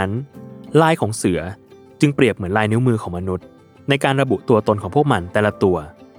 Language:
Thai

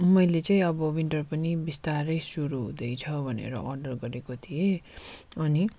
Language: Nepali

